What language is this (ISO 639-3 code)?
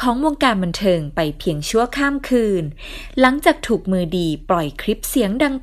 tha